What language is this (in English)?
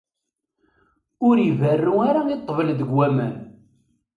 Kabyle